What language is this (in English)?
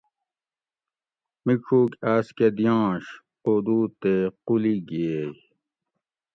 Gawri